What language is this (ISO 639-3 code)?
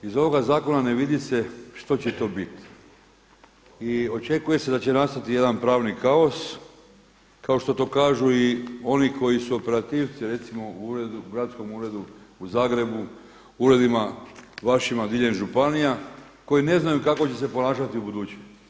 hrv